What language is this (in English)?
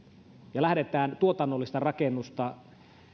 Finnish